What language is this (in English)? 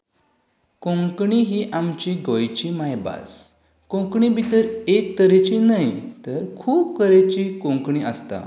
Konkani